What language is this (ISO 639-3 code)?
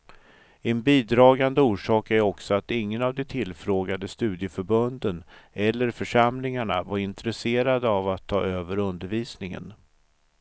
swe